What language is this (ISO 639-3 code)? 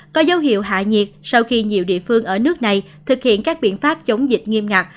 vie